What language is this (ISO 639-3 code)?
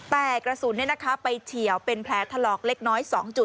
tha